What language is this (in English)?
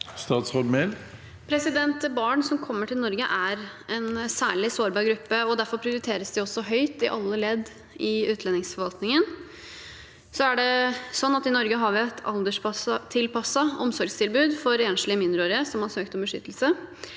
Norwegian